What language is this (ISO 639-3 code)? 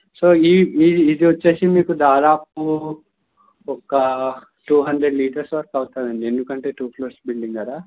tel